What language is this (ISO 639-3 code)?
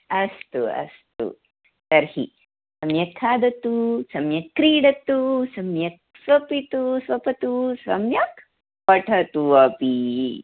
san